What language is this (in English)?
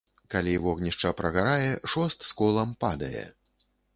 Belarusian